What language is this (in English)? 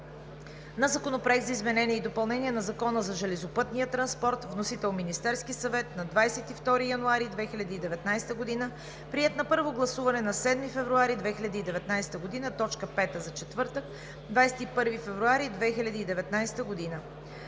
Bulgarian